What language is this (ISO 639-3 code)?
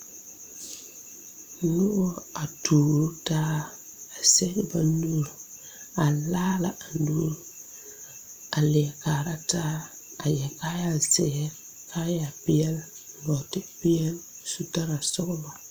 dga